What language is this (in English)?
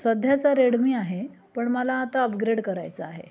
Marathi